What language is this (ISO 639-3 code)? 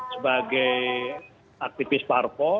ind